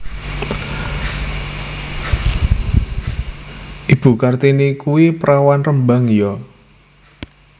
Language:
Javanese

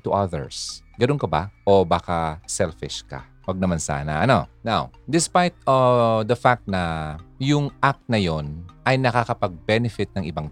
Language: Filipino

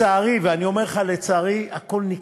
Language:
Hebrew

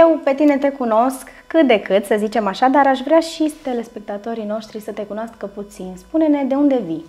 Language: Romanian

